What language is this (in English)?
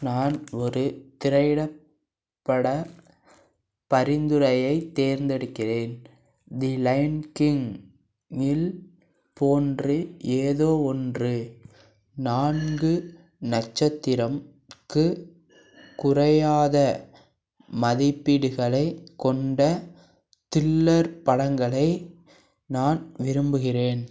Tamil